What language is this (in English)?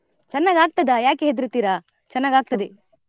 Kannada